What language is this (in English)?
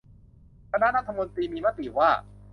Thai